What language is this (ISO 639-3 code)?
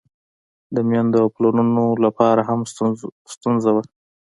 pus